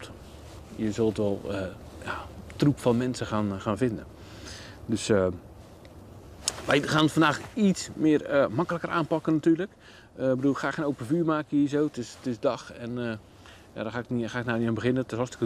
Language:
Dutch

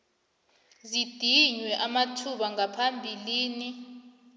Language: South Ndebele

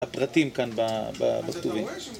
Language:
Hebrew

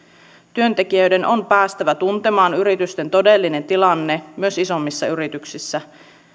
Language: Finnish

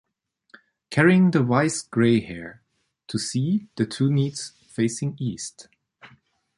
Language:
English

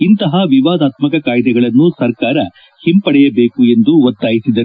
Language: Kannada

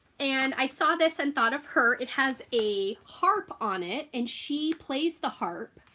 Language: English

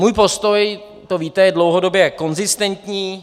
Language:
Czech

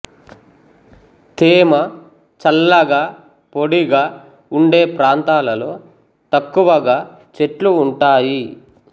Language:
Telugu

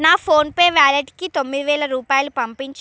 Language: Telugu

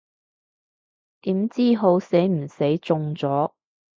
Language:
Cantonese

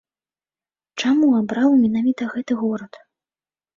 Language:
Belarusian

